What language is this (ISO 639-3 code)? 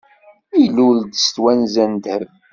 kab